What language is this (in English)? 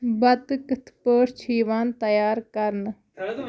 Kashmiri